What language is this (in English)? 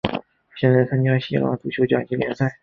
Chinese